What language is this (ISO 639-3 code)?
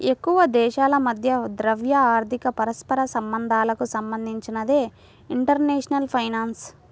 tel